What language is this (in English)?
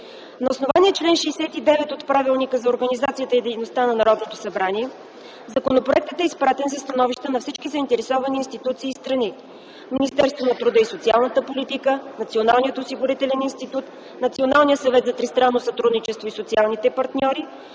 Bulgarian